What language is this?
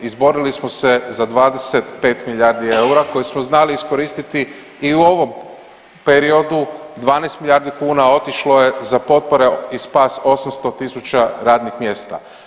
Croatian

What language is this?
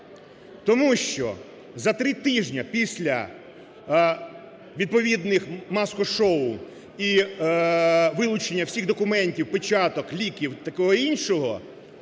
Ukrainian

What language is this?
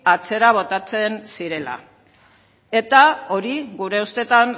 Basque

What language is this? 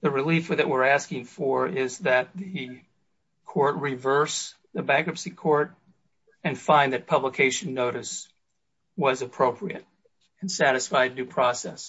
English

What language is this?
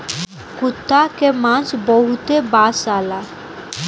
Bhojpuri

